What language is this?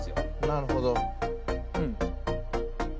Japanese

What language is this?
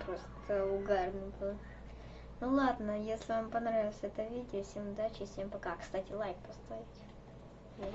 Russian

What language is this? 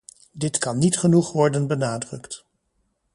Dutch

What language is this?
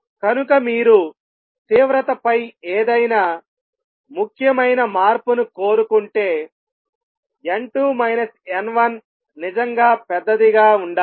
Telugu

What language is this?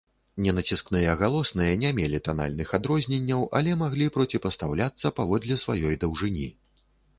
Belarusian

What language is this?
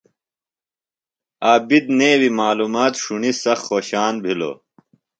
Phalura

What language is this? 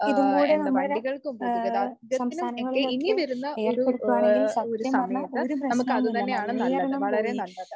Malayalam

